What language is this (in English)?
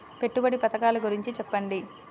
Telugu